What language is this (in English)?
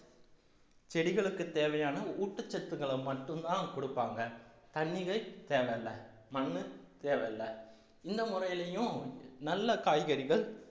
Tamil